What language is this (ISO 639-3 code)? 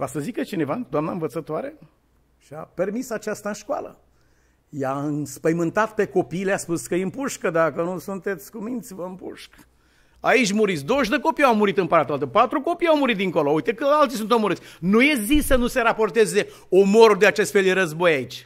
ron